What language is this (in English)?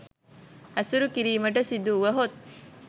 Sinhala